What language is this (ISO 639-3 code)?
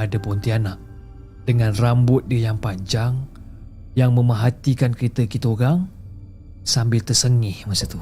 msa